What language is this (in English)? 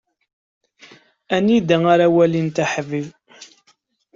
Kabyle